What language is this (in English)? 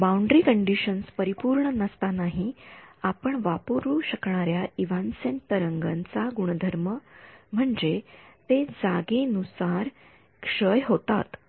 Marathi